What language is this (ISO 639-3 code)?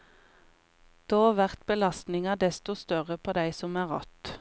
nor